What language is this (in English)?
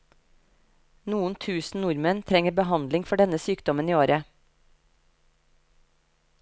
Norwegian